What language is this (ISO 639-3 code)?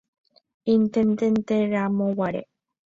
grn